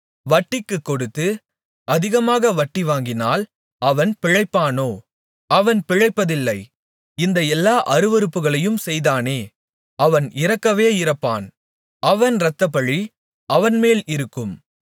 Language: Tamil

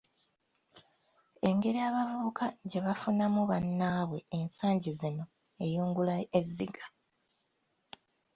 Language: Ganda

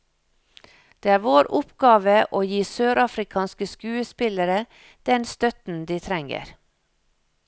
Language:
Norwegian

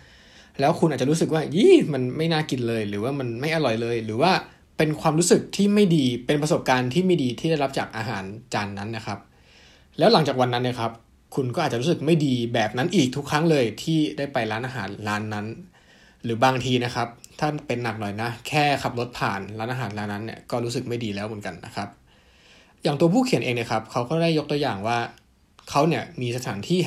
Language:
Thai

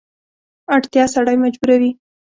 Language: Pashto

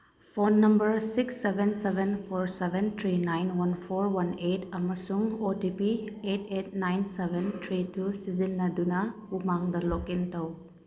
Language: Manipuri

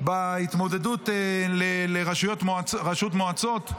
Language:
Hebrew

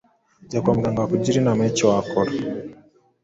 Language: Kinyarwanda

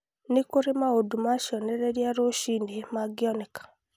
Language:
Kikuyu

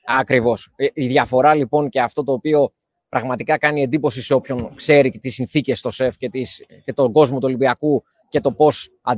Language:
Greek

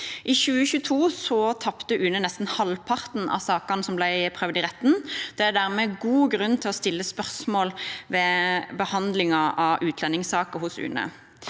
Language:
Norwegian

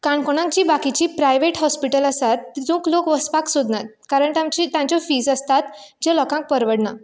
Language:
Konkani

